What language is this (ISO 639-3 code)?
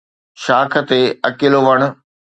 snd